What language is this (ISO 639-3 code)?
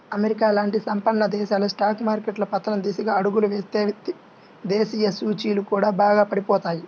tel